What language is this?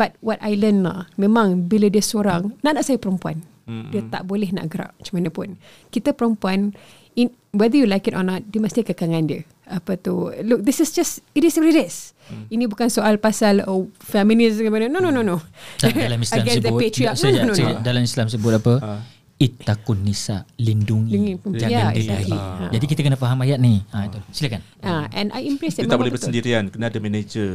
Malay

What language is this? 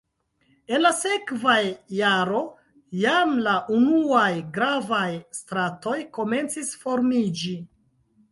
Esperanto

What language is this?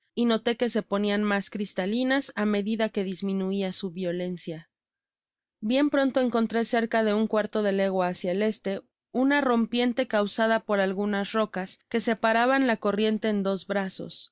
Spanish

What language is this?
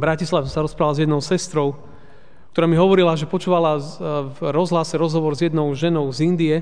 Slovak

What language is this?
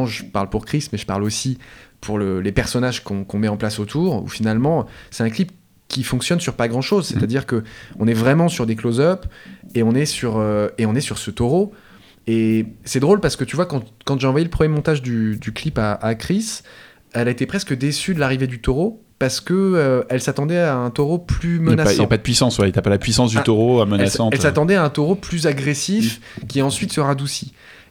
French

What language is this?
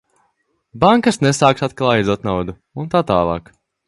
Latvian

